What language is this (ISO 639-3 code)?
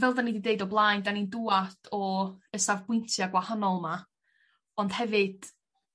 cym